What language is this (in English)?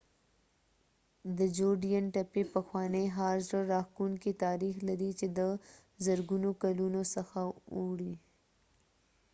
Pashto